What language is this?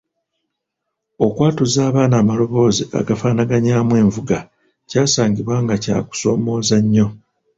Ganda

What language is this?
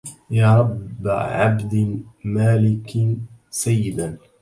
Arabic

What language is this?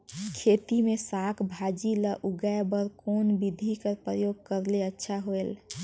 Chhattisgarhi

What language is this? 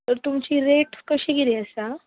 Konkani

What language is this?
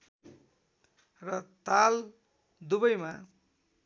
Nepali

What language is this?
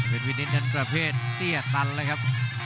Thai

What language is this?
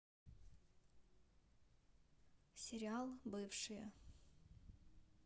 Russian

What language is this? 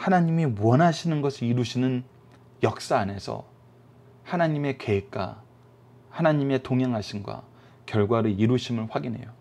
Korean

